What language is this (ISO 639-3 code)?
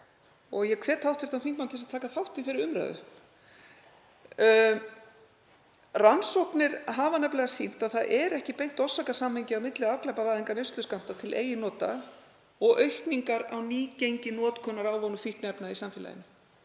isl